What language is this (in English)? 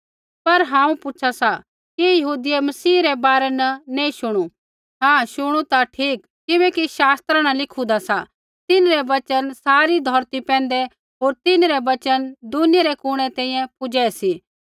Kullu Pahari